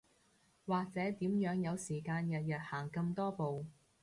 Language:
Cantonese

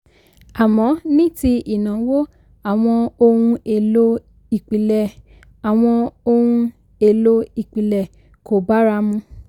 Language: Yoruba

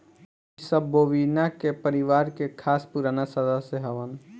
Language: Bhojpuri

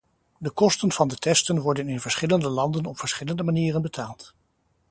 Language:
Dutch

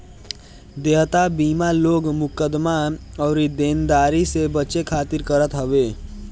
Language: Bhojpuri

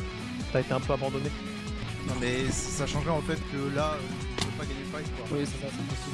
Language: French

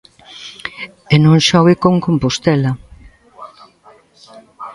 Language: Galician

